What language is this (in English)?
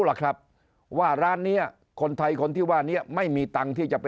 Thai